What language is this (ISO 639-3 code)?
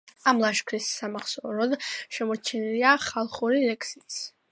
kat